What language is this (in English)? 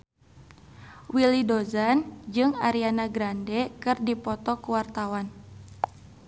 Sundanese